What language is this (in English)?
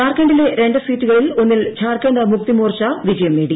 Malayalam